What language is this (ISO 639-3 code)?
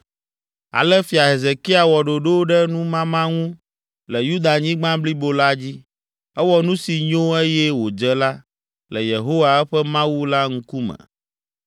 ewe